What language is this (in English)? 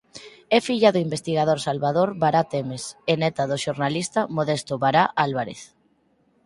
Galician